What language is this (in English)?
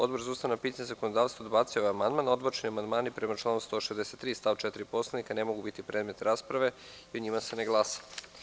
Serbian